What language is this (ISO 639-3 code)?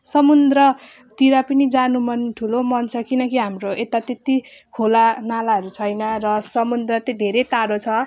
nep